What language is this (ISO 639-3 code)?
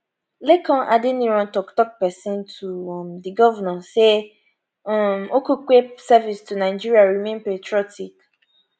pcm